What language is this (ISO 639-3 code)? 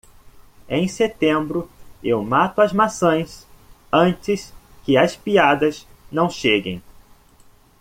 por